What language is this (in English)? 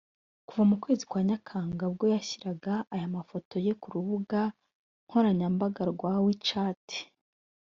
Kinyarwanda